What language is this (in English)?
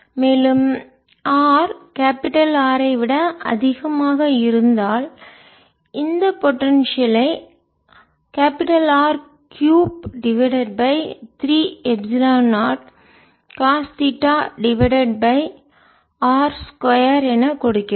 Tamil